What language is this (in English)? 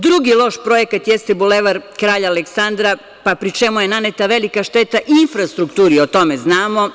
Serbian